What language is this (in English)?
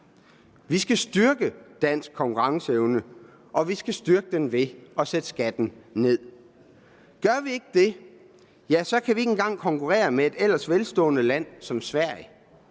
Danish